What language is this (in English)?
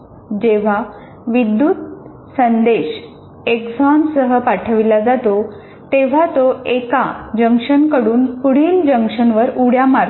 Marathi